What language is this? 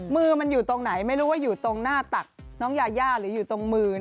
Thai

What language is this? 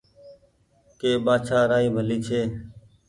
Goaria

